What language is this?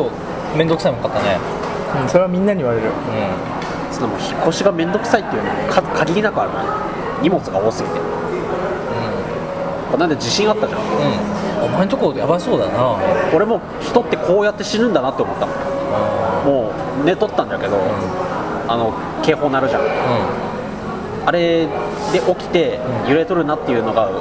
Japanese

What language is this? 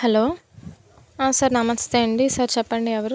Telugu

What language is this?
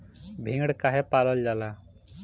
Bhojpuri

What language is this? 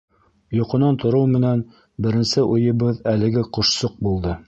Bashkir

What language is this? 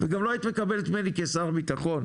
Hebrew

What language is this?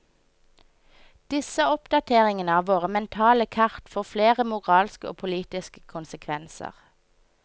Norwegian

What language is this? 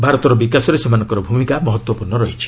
Odia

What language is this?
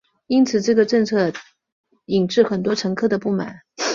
Chinese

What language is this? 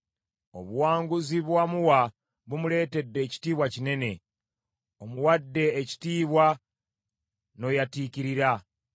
Ganda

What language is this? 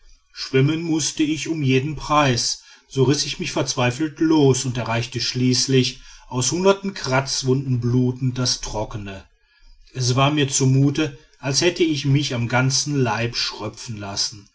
German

